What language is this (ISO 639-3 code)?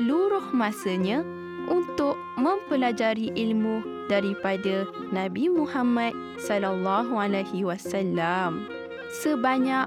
msa